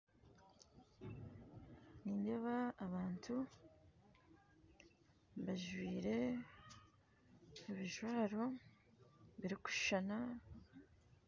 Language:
Nyankole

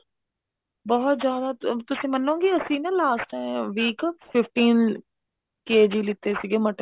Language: Punjabi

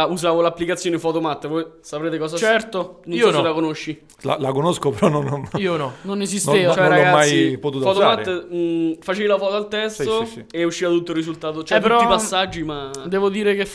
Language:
Italian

